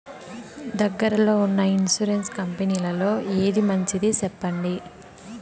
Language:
Telugu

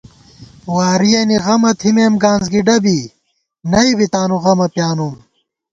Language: Gawar-Bati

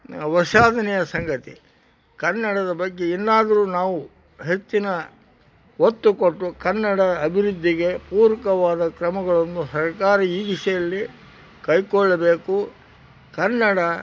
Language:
Kannada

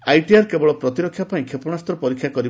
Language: Odia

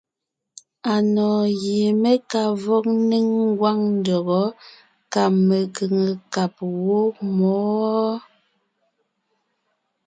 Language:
Ngiemboon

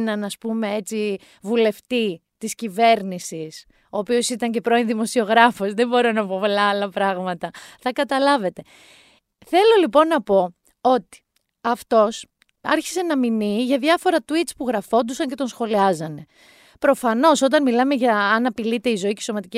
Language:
Greek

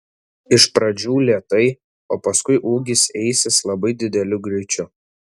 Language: Lithuanian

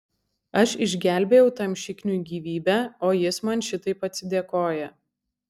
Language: Lithuanian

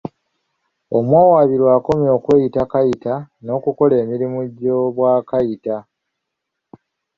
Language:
Ganda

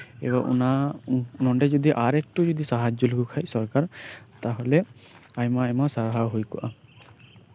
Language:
Santali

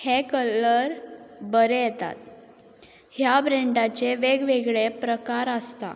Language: Konkani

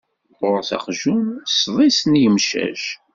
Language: Kabyle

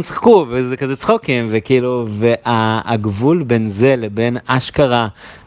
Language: Hebrew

